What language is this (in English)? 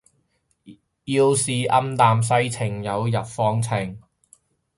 Cantonese